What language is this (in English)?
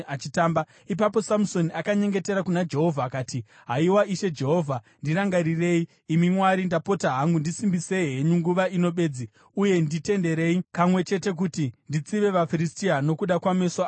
Shona